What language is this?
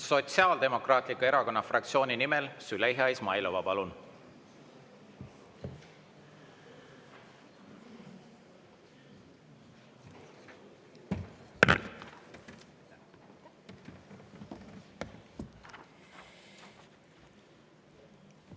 Estonian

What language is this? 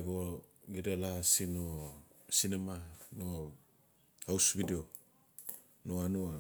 Notsi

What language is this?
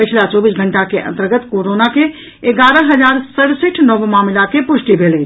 Maithili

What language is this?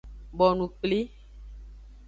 Aja (Benin)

